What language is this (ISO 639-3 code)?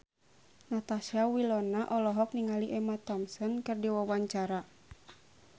sun